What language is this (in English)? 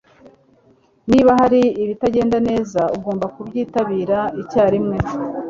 Kinyarwanda